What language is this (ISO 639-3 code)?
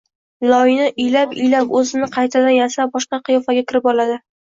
uzb